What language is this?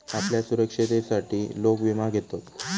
Marathi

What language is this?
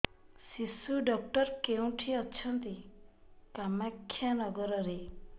Odia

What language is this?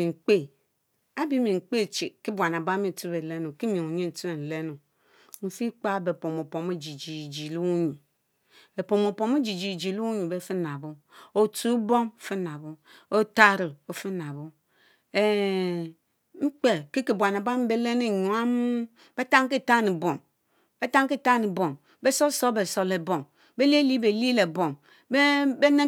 Mbe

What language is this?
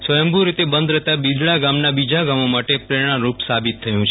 Gujarati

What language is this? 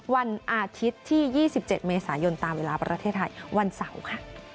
Thai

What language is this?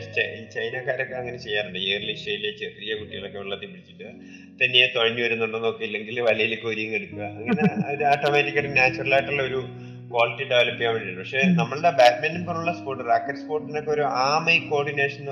Malayalam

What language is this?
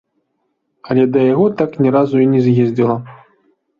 Belarusian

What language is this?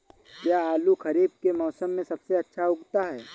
Hindi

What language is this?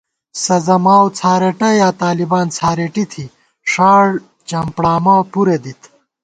Gawar-Bati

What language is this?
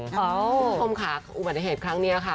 Thai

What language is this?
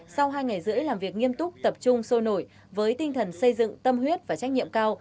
Vietnamese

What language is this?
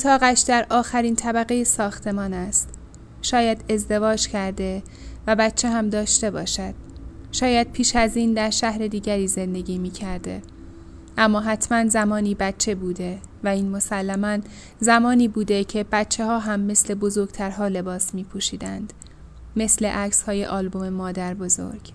Persian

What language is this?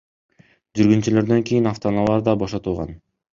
Kyrgyz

